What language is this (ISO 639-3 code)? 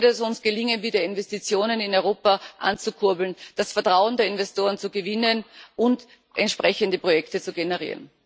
deu